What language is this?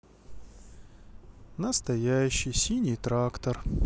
Russian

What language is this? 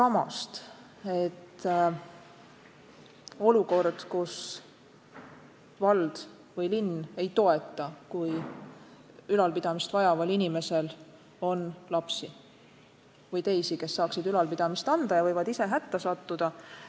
Estonian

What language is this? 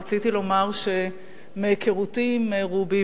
Hebrew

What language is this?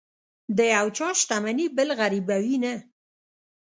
Pashto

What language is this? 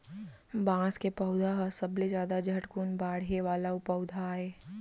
Chhattisgarhi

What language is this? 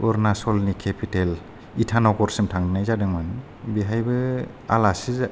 Bodo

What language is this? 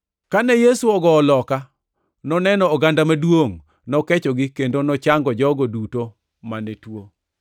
Luo (Kenya and Tanzania)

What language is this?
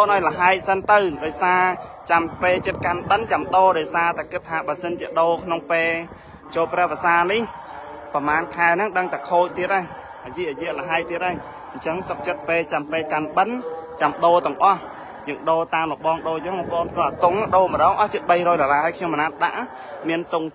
Thai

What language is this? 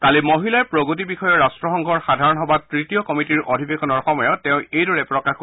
Assamese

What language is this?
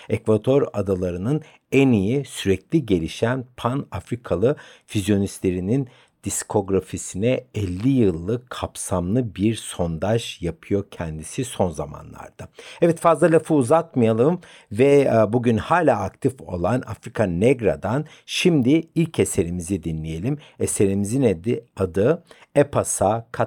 Turkish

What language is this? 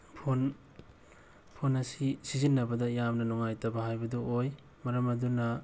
Manipuri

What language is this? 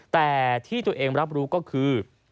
Thai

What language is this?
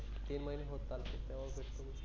Marathi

